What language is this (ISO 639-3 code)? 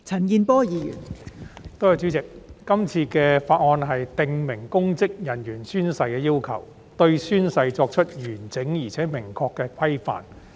yue